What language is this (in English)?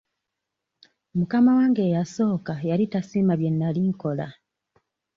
Ganda